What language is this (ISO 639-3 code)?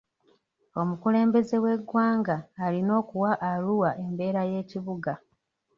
lug